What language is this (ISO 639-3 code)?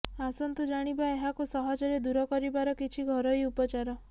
ori